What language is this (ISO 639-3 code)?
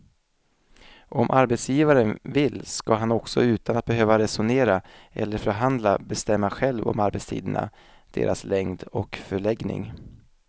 swe